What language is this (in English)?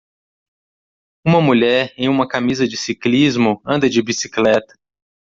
Portuguese